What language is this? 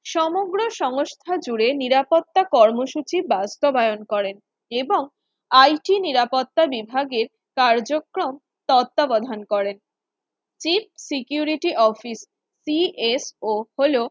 Bangla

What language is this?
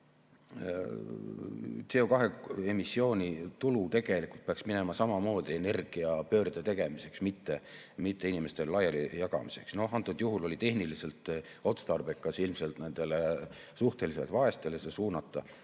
Estonian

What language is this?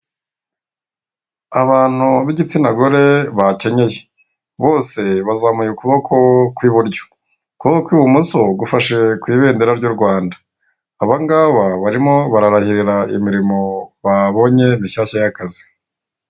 Kinyarwanda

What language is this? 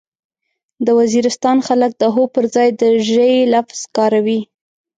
Pashto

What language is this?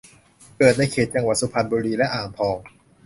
Thai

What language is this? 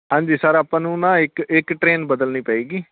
Punjabi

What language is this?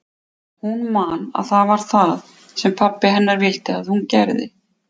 Icelandic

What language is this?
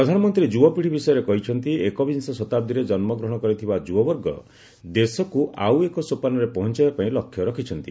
Odia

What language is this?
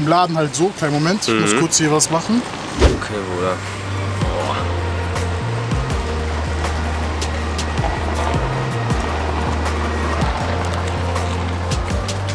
German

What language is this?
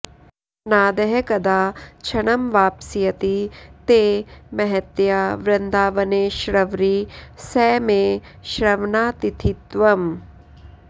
Sanskrit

